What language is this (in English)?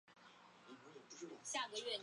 Chinese